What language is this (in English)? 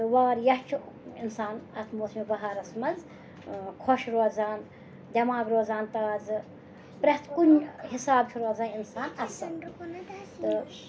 Kashmiri